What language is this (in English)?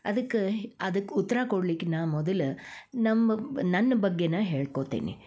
Kannada